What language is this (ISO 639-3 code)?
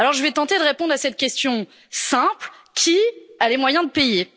fra